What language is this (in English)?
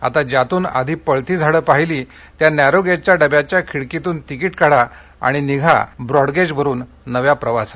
Marathi